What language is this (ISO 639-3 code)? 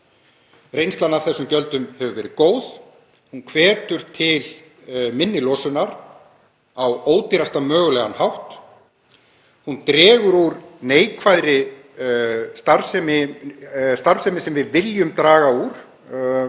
isl